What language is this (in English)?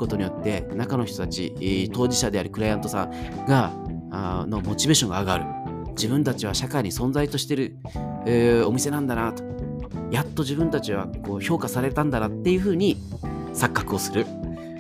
Japanese